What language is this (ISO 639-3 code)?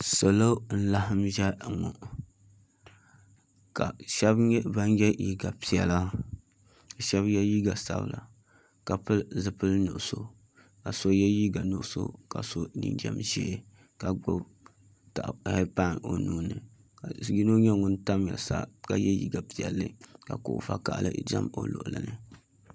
dag